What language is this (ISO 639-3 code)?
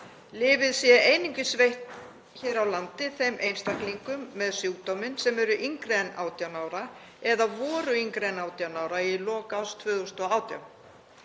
isl